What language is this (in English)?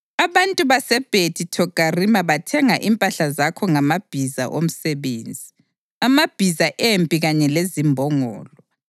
North Ndebele